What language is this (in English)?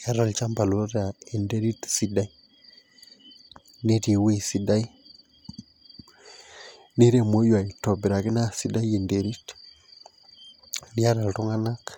Masai